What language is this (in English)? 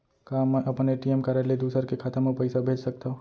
Chhattisgarhi